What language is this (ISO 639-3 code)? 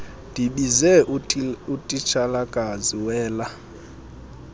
xho